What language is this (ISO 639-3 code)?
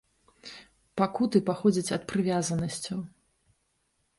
bel